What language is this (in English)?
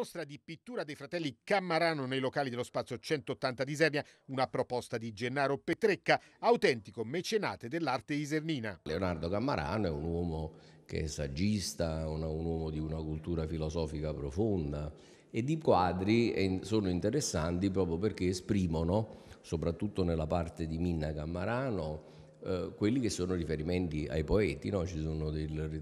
Italian